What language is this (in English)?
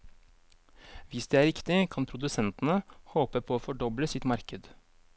Norwegian